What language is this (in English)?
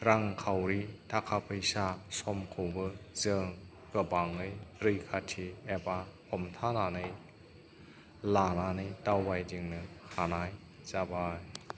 Bodo